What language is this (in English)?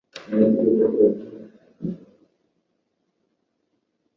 Chinese